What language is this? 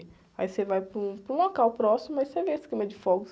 Portuguese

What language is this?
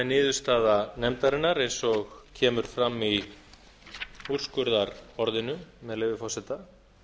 Icelandic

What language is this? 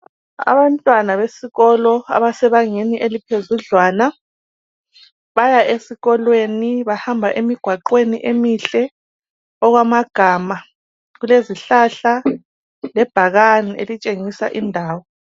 North Ndebele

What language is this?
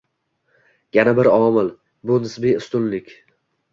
Uzbek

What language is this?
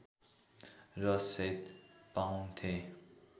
Nepali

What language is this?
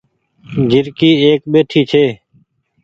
Goaria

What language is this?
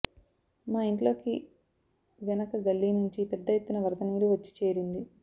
Telugu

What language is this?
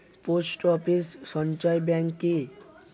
Bangla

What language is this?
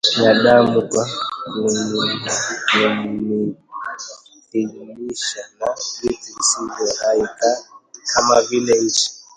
Swahili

